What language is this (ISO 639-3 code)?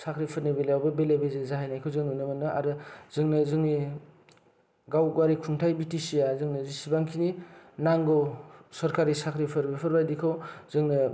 brx